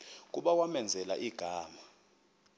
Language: Xhosa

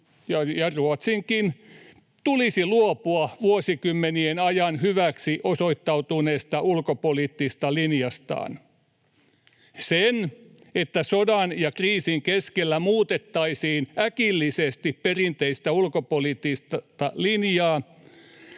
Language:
Finnish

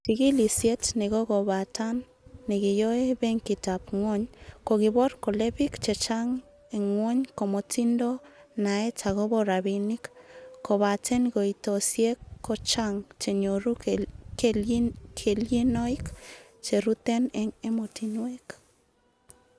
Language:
Kalenjin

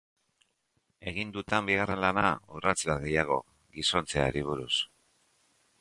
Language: Basque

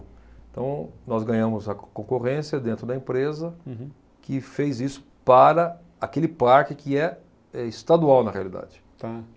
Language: Portuguese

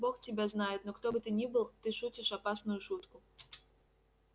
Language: Russian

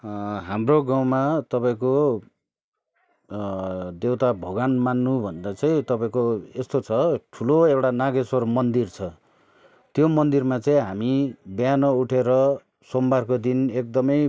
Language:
Nepali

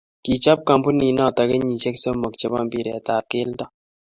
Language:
Kalenjin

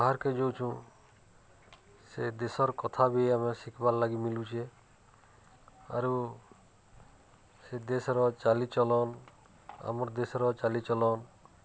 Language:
Odia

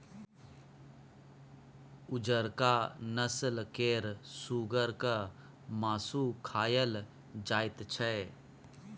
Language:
Maithili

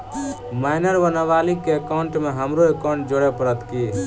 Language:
Maithili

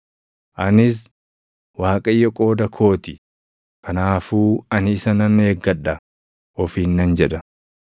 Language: Oromo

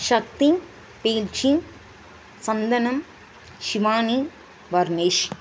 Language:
Tamil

